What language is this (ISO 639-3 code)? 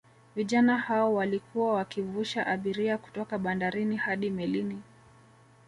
swa